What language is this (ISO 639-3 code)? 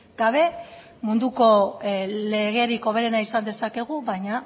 eus